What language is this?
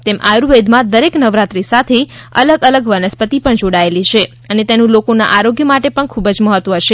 Gujarati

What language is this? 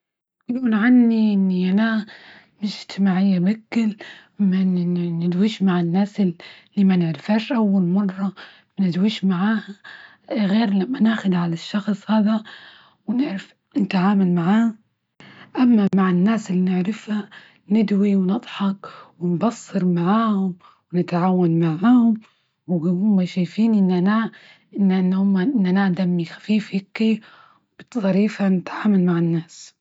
Libyan Arabic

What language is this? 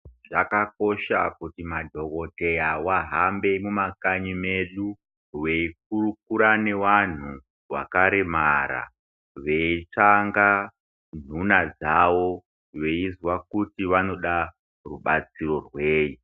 Ndau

